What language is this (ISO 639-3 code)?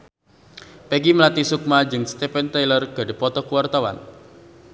sun